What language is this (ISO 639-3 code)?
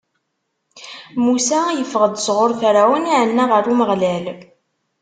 kab